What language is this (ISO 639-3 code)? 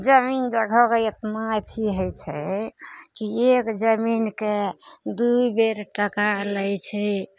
mai